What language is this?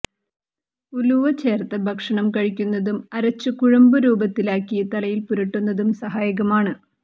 Malayalam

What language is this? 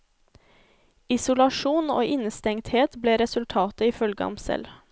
Norwegian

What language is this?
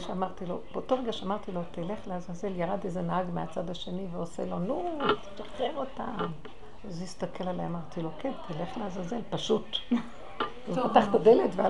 Hebrew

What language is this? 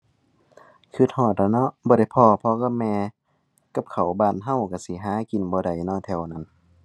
Thai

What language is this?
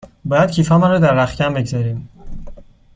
Persian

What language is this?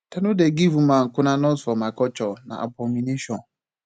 Nigerian Pidgin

